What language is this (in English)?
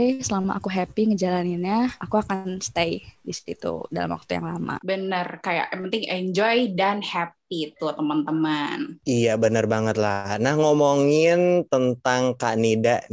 Indonesian